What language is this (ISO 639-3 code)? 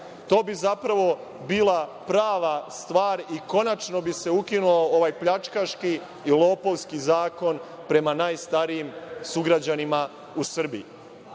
srp